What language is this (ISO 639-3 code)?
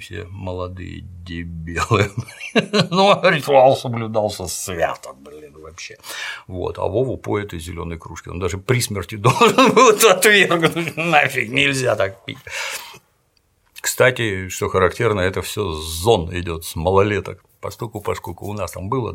rus